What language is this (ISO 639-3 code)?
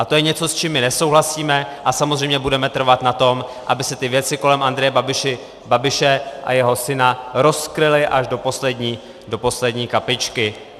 ces